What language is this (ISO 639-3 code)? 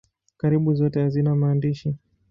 swa